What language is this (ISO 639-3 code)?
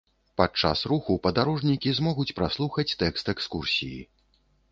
bel